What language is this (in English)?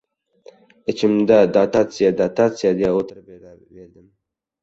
Uzbek